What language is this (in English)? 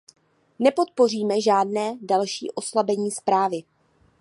Czech